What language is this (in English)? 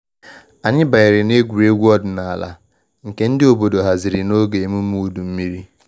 Igbo